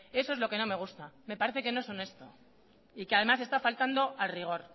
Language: Spanish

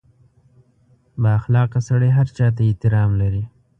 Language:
Pashto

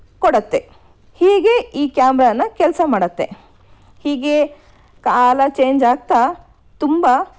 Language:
Kannada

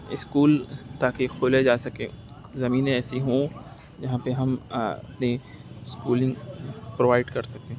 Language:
Urdu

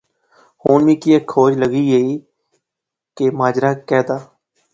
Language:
Pahari-Potwari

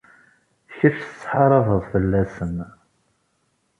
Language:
Kabyle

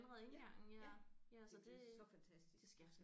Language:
Danish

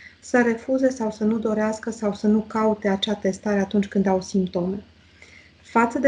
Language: Romanian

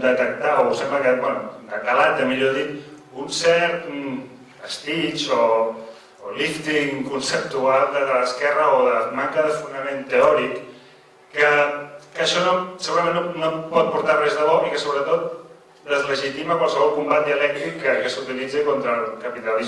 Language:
Korean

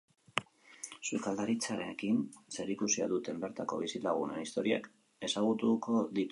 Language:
Basque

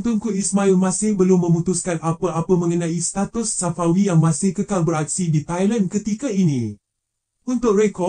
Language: Malay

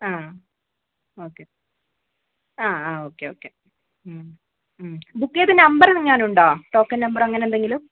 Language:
Malayalam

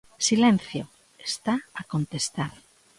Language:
Galician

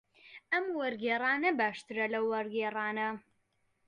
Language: Central Kurdish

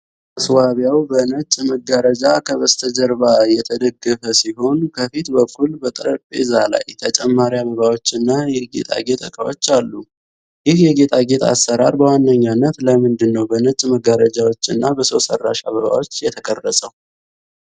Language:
Amharic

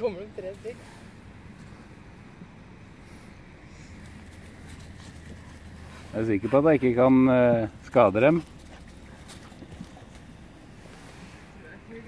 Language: Norwegian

